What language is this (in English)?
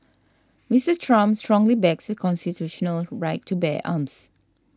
English